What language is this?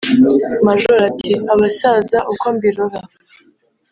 Kinyarwanda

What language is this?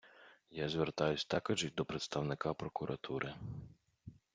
Ukrainian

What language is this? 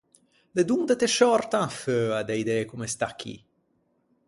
Ligurian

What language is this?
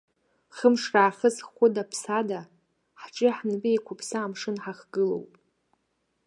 Abkhazian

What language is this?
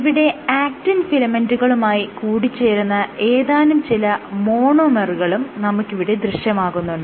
Malayalam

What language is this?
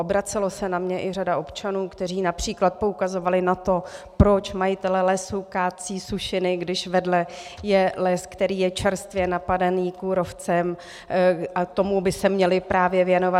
Czech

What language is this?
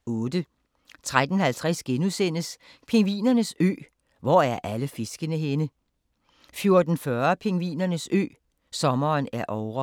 Danish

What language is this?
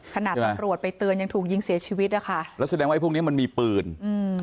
Thai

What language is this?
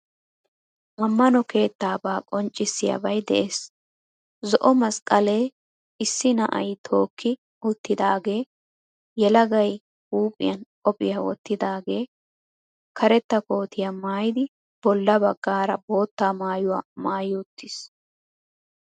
Wolaytta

